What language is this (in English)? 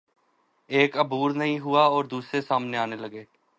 Urdu